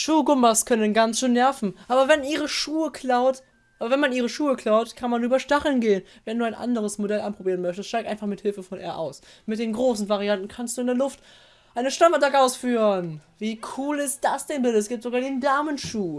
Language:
German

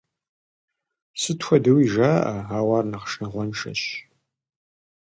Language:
Kabardian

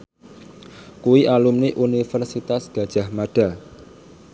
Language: Javanese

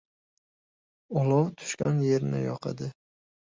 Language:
Uzbek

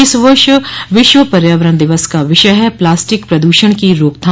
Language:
Hindi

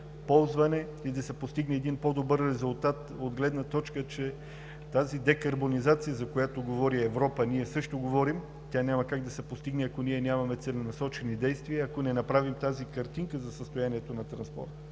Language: Bulgarian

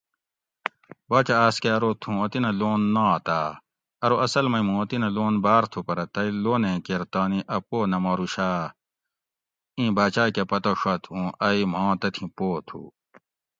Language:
Gawri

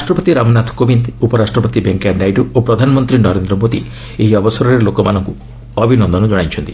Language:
Odia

